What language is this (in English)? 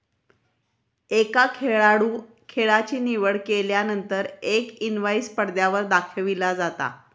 Marathi